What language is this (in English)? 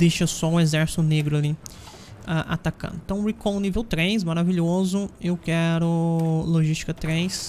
Portuguese